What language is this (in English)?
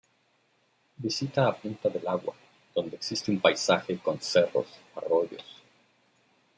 Spanish